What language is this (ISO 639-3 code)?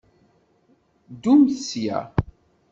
kab